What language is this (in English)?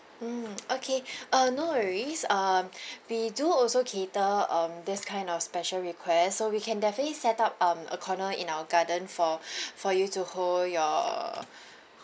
English